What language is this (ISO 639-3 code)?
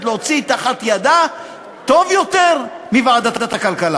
heb